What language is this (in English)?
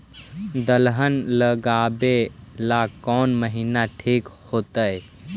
Magahi